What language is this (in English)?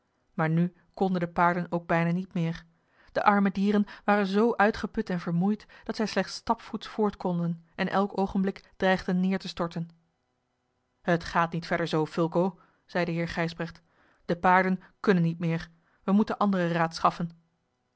Dutch